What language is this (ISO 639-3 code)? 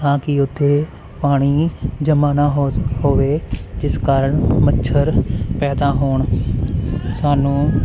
pan